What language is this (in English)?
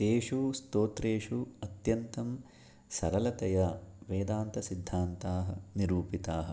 Sanskrit